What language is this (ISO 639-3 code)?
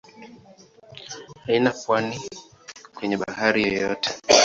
swa